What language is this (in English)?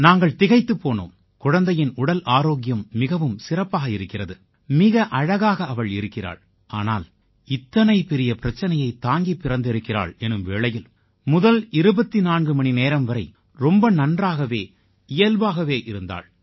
Tamil